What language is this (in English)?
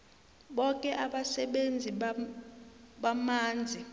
South Ndebele